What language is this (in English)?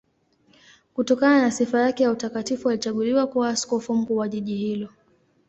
Swahili